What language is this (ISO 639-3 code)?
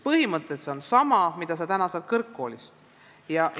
est